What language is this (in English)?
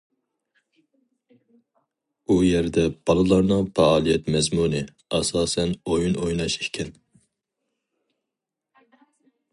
Uyghur